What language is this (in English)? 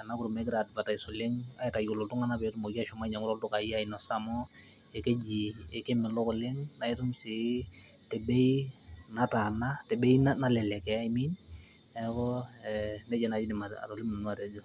Masai